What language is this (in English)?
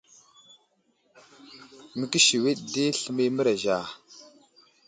Wuzlam